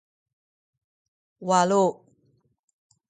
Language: Sakizaya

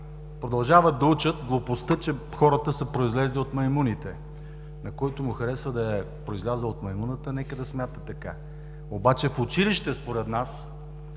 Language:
Bulgarian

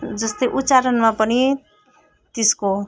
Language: Nepali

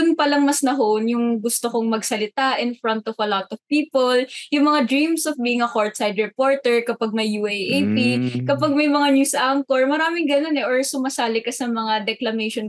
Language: Filipino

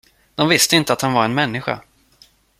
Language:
Swedish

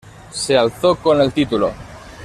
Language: Spanish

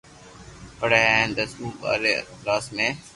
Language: Loarki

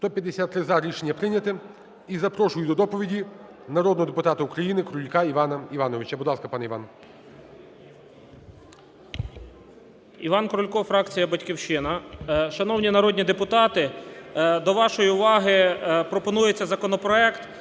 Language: Ukrainian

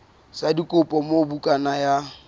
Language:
Southern Sotho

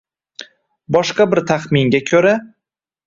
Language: Uzbek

